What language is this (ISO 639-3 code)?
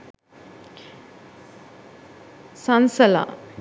sin